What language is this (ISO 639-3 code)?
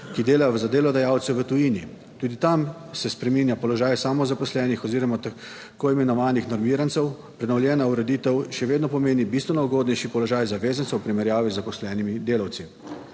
slv